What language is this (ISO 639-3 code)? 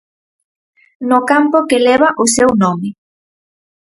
glg